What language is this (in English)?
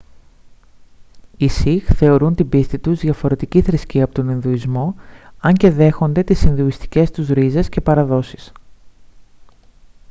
Greek